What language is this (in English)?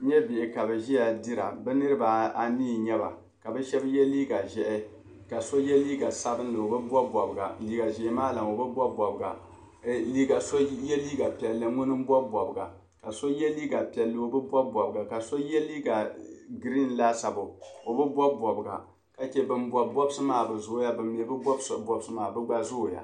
Dagbani